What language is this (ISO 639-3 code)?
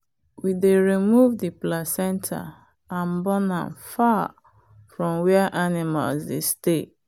pcm